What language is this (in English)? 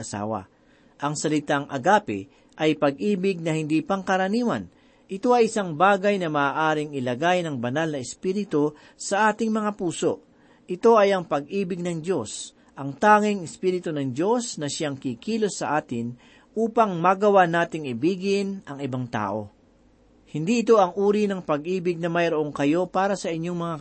Filipino